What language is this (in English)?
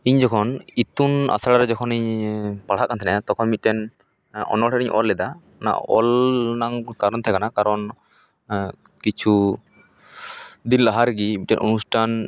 Santali